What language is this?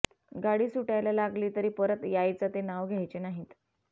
Marathi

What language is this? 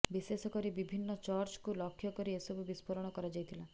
Odia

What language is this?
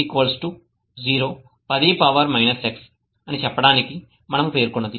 Telugu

